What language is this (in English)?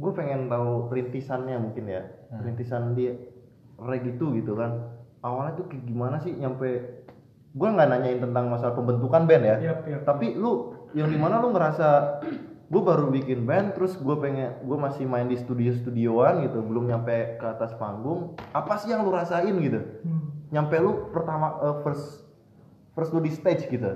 Indonesian